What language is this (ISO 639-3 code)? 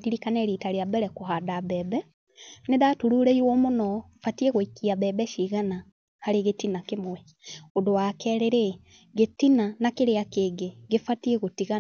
kik